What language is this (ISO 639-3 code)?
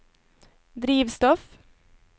nor